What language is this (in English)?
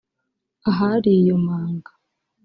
Kinyarwanda